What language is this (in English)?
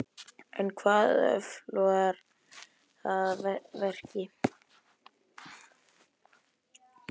Icelandic